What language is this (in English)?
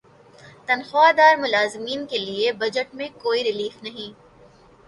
Urdu